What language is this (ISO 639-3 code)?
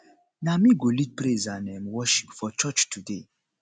pcm